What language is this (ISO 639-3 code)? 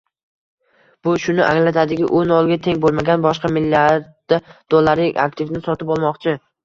uzb